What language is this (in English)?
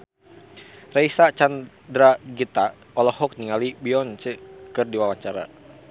Sundanese